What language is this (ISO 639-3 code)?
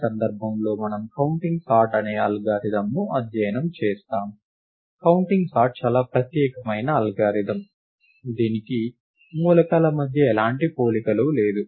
tel